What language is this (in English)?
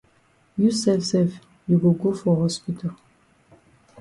Cameroon Pidgin